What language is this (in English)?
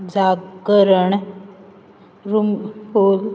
Konkani